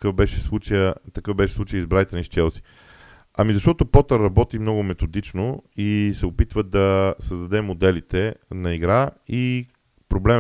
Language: Bulgarian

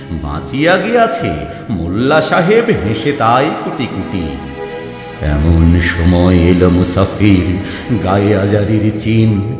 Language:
Bangla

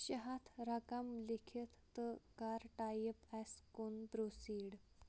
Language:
Kashmiri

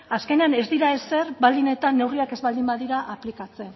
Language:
Basque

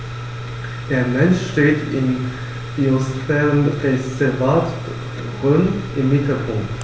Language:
German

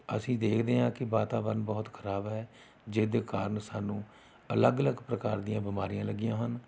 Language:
Punjabi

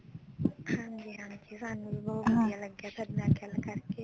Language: Punjabi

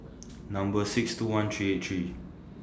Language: English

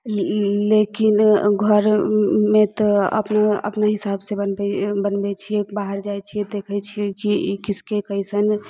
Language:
Maithili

